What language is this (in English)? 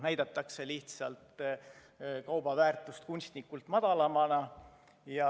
Estonian